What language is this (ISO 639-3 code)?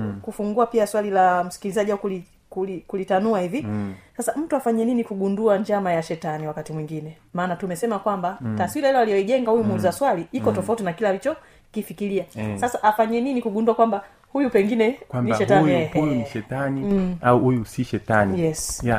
swa